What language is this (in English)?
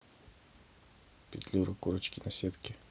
Russian